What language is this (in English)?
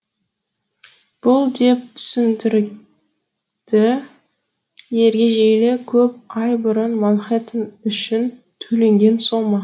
Kazakh